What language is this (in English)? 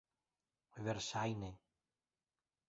Esperanto